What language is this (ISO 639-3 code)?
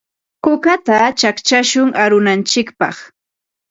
qva